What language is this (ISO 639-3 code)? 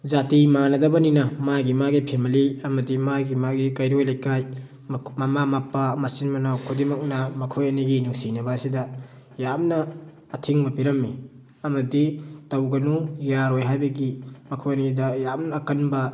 mni